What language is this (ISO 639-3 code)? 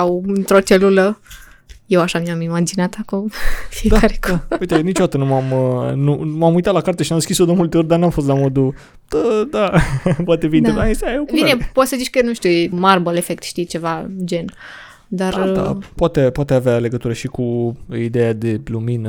ron